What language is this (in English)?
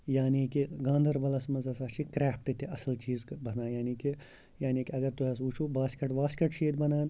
Kashmiri